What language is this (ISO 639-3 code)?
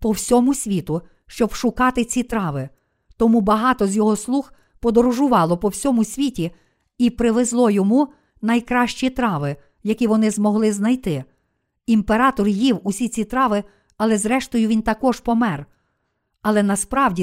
ukr